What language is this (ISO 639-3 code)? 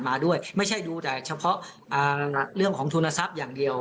tha